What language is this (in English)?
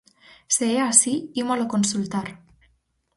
Galician